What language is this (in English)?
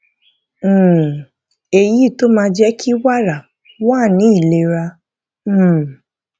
Yoruba